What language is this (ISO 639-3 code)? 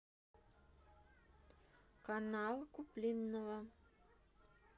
rus